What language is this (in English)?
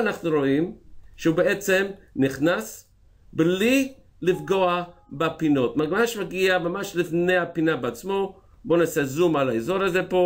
Hebrew